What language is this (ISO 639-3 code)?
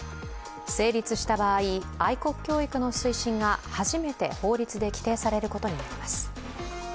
jpn